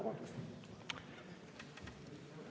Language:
Estonian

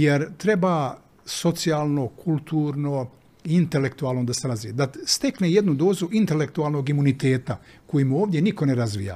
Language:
Croatian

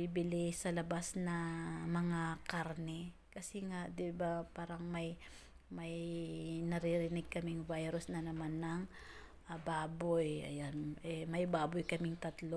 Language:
Filipino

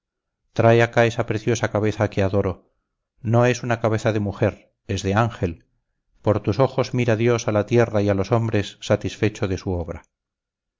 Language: Spanish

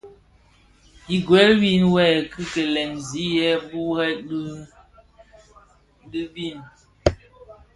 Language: Bafia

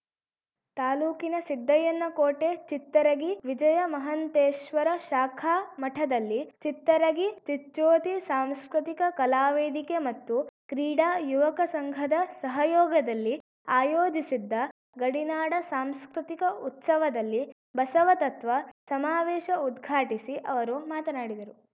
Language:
Kannada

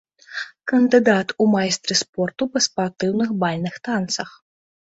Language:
Belarusian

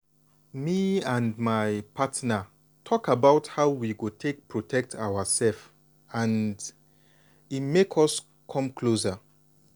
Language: Nigerian Pidgin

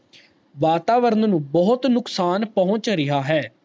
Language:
Punjabi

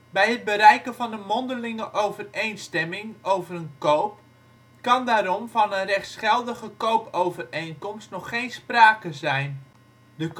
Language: Dutch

